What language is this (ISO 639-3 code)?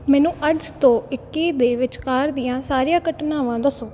pan